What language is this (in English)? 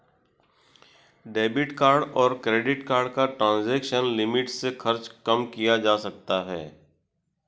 Hindi